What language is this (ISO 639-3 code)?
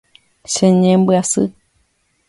grn